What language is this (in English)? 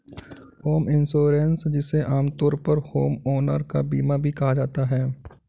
Hindi